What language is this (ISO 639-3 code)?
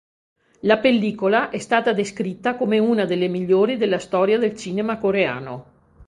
ita